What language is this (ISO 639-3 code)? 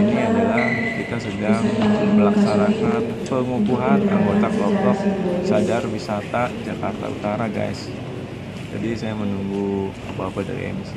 ind